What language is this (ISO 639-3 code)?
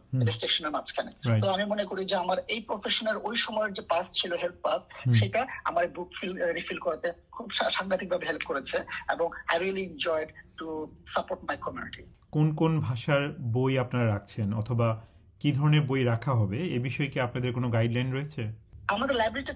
ben